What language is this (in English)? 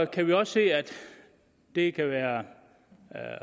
Danish